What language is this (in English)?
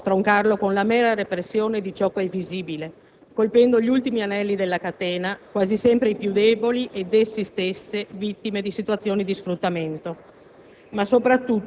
Italian